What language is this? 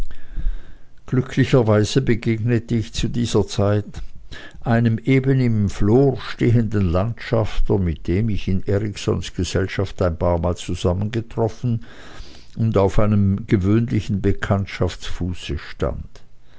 German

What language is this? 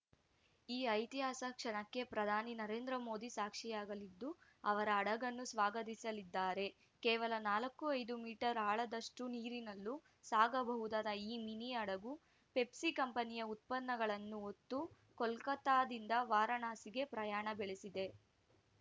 Kannada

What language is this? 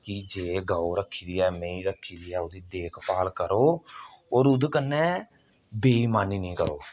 Dogri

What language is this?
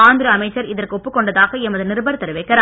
Tamil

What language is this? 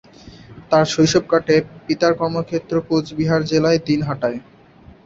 Bangla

